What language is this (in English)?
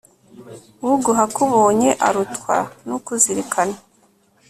Kinyarwanda